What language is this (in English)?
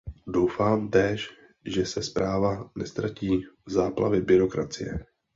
Czech